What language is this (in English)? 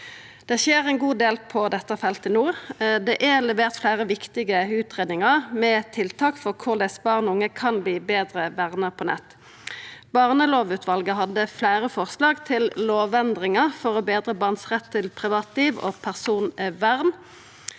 Norwegian